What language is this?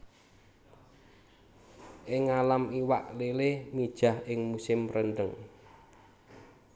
Javanese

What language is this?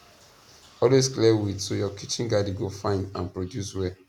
Nigerian Pidgin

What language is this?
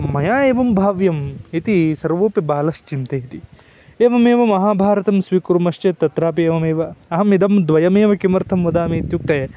Sanskrit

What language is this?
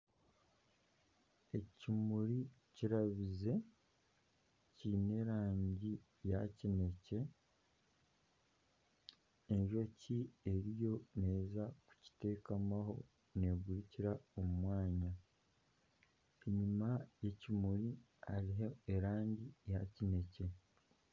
Nyankole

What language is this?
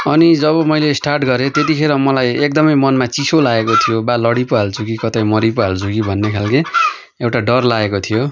Nepali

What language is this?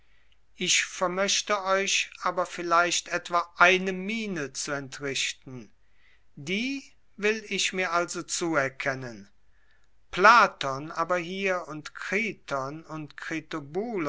German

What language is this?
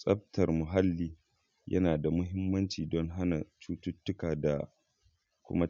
Hausa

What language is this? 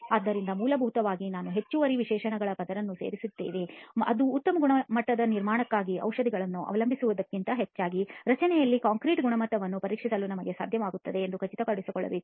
Kannada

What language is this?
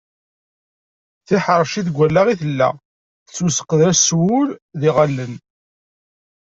Kabyle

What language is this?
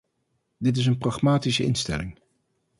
Dutch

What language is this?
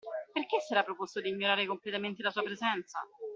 Italian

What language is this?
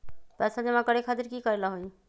Magahi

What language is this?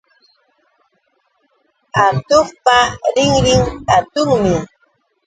Yauyos Quechua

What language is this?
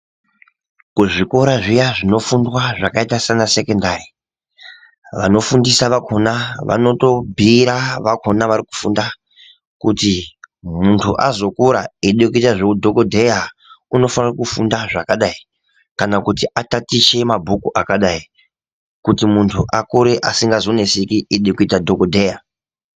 Ndau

